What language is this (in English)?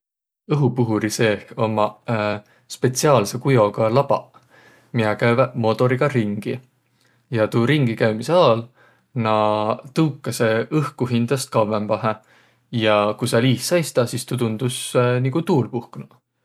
Võro